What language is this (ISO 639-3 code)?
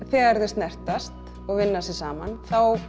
isl